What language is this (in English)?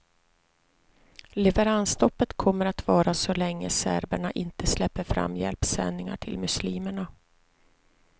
Swedish